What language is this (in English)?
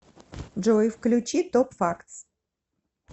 Russian